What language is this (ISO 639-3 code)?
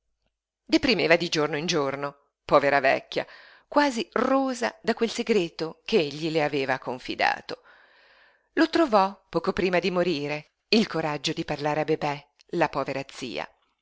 ita